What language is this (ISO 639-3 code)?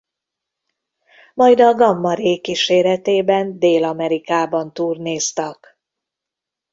hun